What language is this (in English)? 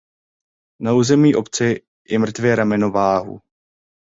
Czech